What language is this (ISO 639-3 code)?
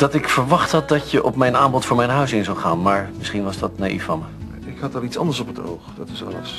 nld